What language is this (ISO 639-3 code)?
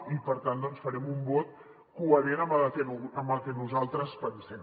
cat